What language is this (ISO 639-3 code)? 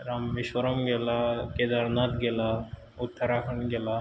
kok